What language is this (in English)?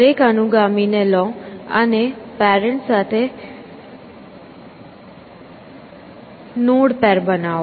Gujarati